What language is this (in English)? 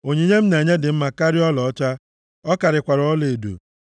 Igbo